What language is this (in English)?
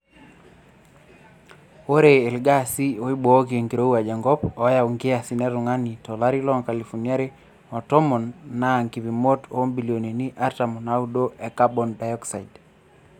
Masai